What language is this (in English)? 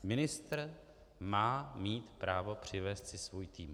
Czech